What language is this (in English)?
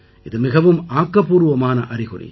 Tamil